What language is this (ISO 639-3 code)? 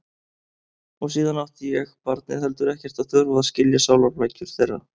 isl